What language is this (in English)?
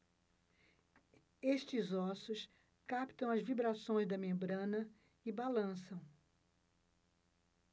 Portuguese